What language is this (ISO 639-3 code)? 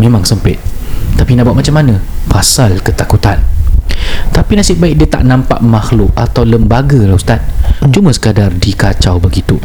msa